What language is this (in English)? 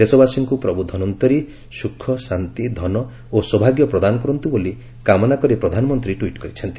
Odia